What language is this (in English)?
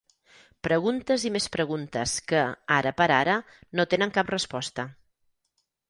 Catalan